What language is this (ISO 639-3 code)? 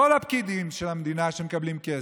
heb